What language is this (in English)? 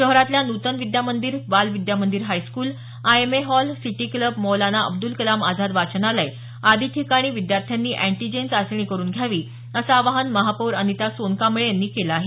Marathi